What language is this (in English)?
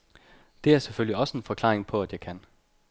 Danish